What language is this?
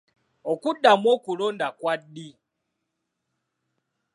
Ganda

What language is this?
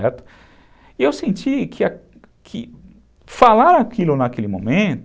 Portuguese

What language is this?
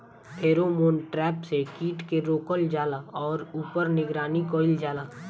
Bhojpuri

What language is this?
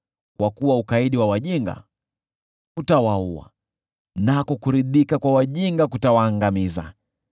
Swahili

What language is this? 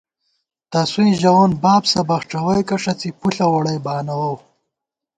Gawar-Bati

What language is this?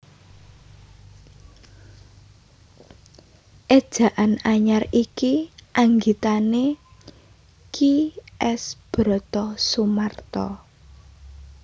Javanese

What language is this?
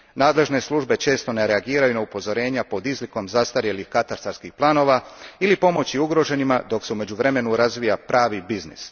Croatian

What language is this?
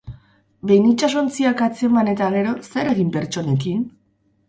Basque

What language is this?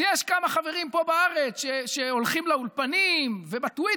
Hebrew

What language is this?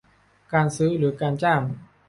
Thai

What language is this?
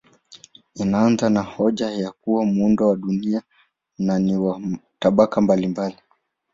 Swahili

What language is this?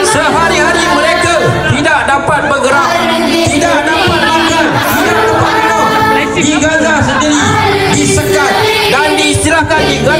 Malay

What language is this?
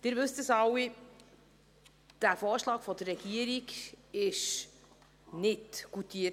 Swiss German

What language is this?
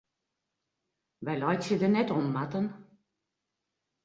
Western Frisian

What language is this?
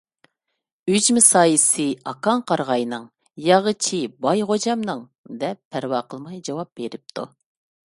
Uyghur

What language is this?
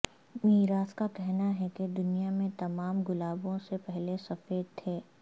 Urdu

